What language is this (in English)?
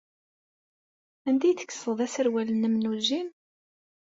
Kabyle